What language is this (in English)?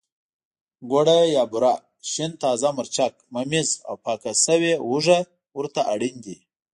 Pashto